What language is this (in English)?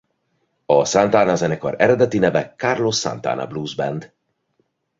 Hungarian